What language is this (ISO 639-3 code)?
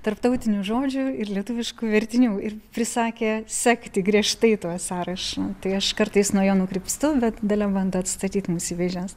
lit